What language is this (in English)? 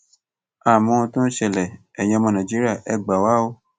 Yoruba